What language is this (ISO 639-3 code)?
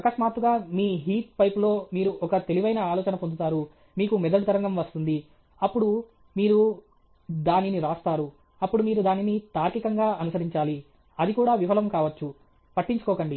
tel